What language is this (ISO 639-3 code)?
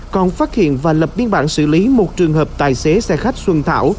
vie